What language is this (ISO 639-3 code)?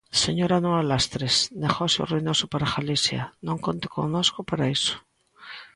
glg